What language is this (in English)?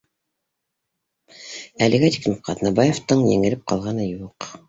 Bashkir